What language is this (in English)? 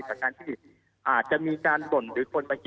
Thai